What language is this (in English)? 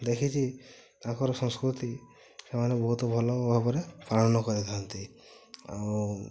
Odia